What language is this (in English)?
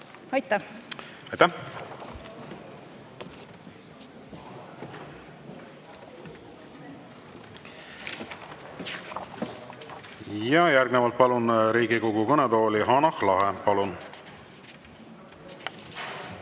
Estonian